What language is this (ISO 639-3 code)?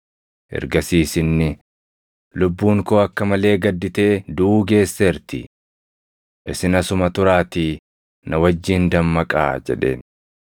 orm